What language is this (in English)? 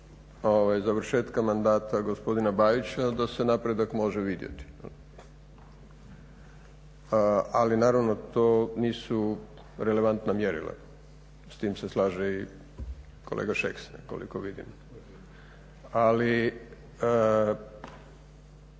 Croatian